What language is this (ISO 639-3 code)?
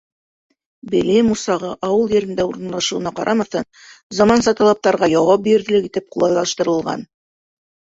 bak